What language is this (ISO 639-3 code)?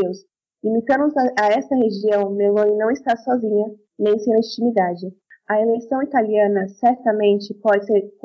por